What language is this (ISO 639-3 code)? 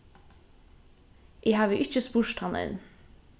fao